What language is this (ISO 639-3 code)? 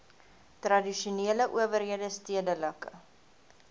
afr